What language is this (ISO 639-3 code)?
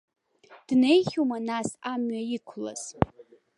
abk